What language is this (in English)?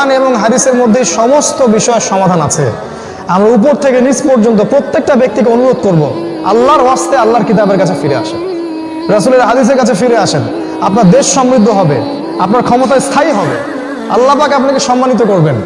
Bangla